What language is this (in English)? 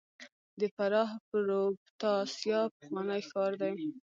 Pashto